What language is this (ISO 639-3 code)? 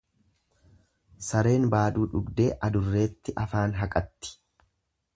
orm